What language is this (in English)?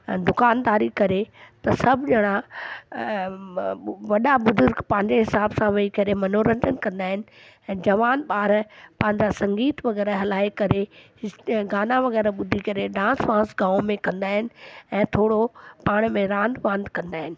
Sindhi